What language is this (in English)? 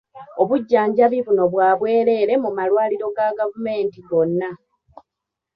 Ganda